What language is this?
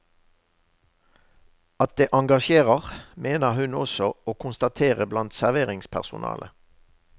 Norwegian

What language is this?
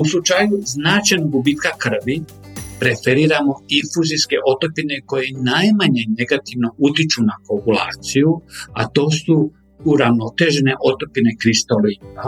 Croatian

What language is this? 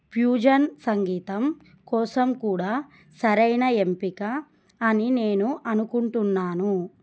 Telugu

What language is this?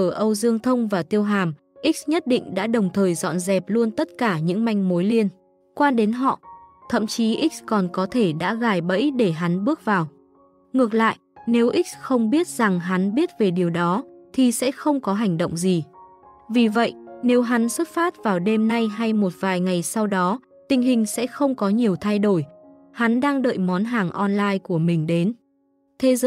Vietnamese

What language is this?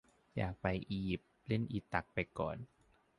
Thai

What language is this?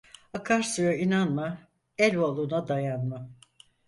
Turkish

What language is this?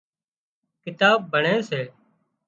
Wadiyara Koli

